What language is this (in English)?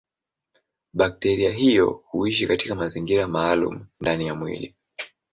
Swahili